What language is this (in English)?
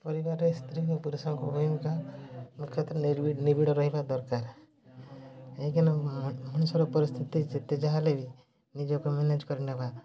Odia